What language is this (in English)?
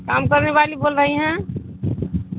Urdu